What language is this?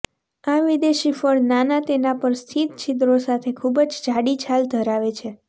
Gujarati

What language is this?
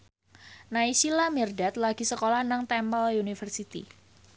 Javanese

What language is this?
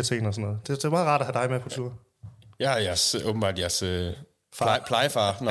Danish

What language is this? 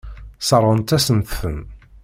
Kabyle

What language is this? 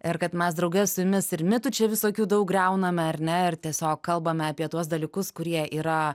Lithuanian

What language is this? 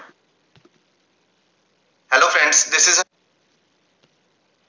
Punjabi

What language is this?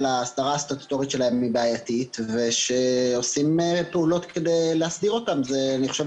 Hebrew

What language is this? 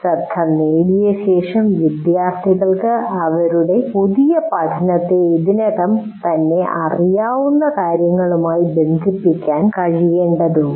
Malayalam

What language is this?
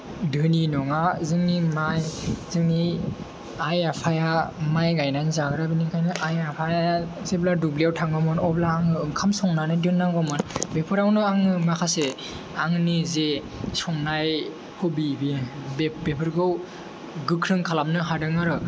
Bodo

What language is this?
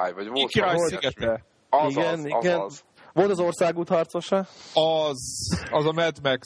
Hungarian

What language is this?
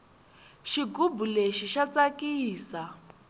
Tsonga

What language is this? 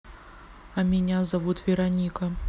Russian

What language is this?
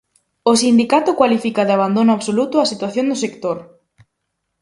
Galician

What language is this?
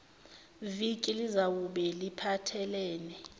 Zulu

